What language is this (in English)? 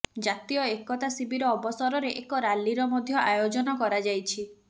Odia